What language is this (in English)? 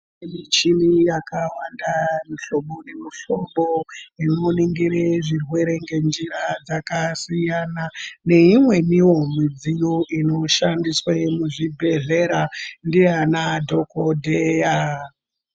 Ndau